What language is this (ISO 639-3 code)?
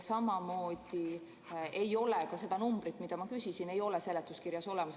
est